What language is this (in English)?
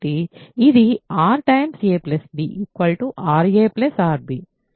Telugu